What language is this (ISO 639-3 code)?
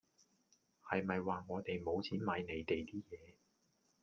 yue